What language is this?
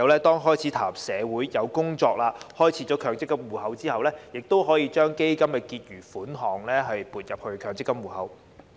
Cantonese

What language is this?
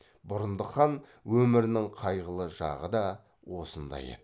Kazakh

